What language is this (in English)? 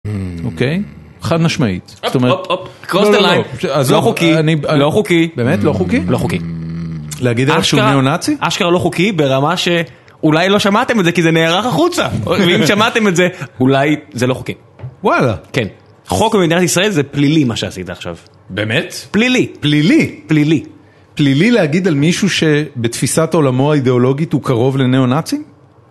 Hebrew